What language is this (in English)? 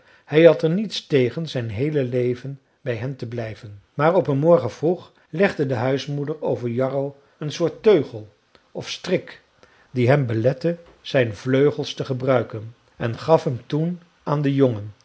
Dutch